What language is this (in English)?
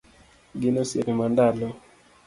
Luo (Kenya and Tanzania)